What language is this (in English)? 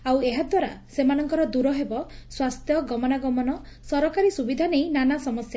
Odia